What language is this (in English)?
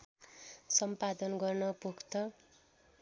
Nepali